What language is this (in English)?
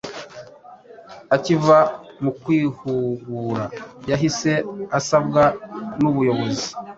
Kinyarwanda